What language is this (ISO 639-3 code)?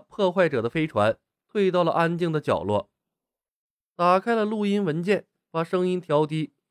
zho